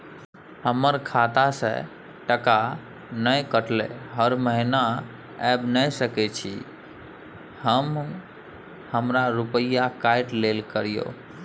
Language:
Maithili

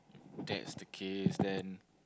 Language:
English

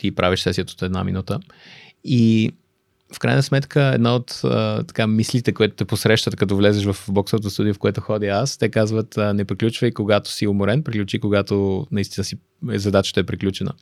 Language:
Bulgarian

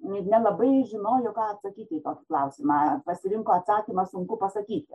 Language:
Lithuanian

